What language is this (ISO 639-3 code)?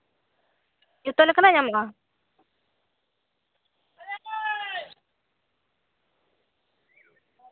sat